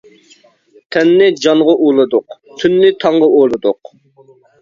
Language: Uyghur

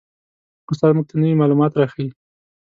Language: Pashto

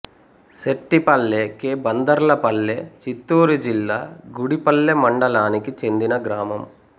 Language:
Telugu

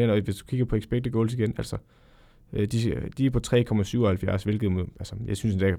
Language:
Danish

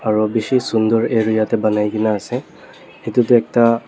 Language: Naga Pidgin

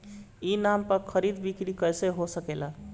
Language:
Bhojpuri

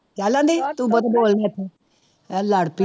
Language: Punjabi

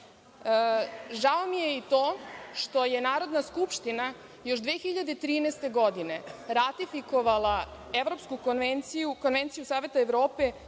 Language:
Serbian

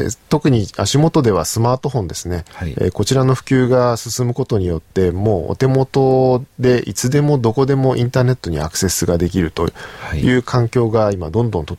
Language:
Japanese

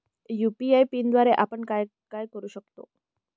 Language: Marathi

